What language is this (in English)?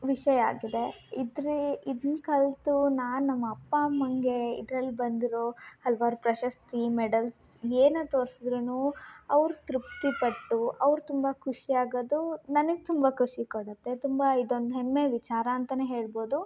Kannada